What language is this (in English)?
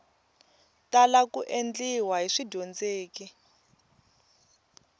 Tsonga